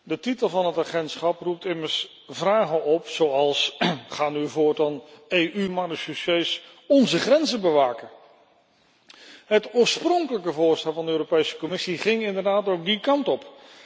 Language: Dutch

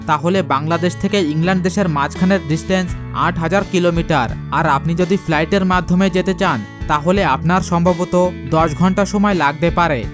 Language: Bangla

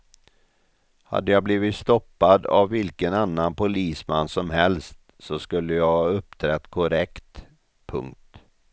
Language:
Swedish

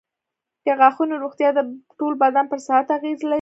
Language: Pashto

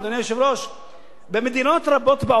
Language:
Hebrew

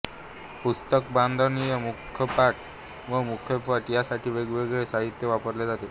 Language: Marathi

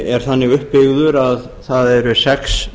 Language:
Icelandic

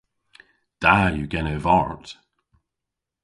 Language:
Cornish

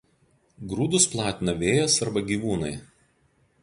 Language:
Lithuanian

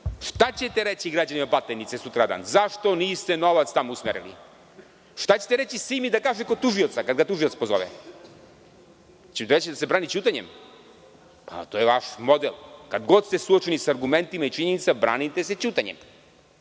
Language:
Serbian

